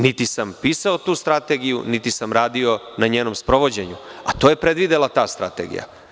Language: Serbian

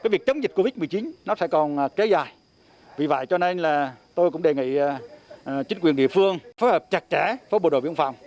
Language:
Vietnamese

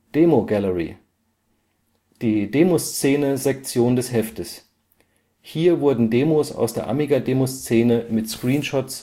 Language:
German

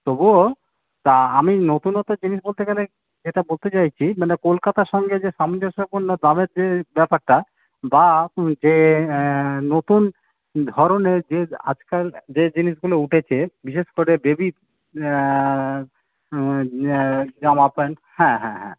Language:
Bangla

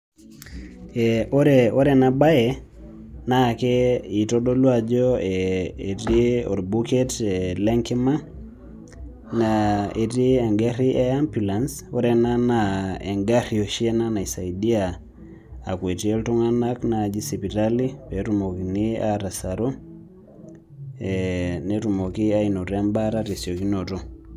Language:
Masai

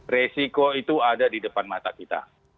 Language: Indonesian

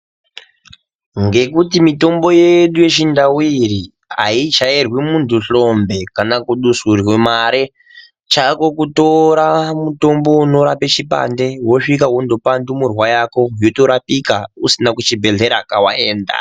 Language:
Ndau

